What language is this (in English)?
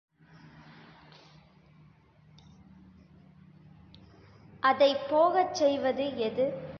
Tamil